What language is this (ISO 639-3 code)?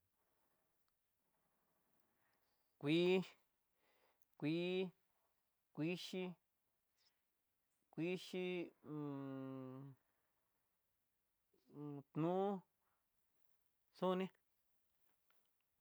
mtx